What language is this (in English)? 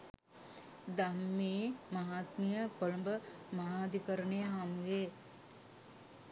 Sinhala